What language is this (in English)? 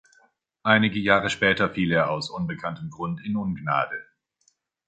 German